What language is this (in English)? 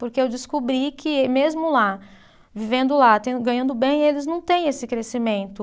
Portuguese